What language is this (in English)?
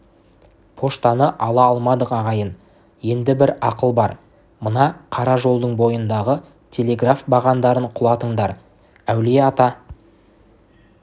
Kazakh